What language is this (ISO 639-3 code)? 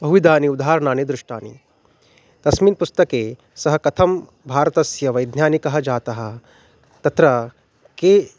san